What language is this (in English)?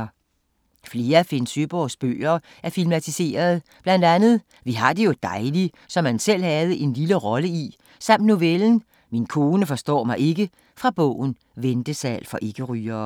Danish